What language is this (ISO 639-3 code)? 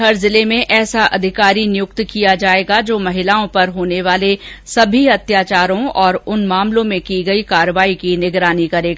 hin